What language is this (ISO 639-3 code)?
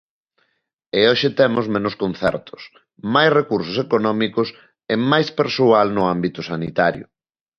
glg